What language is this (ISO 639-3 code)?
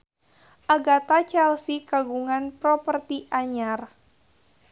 sun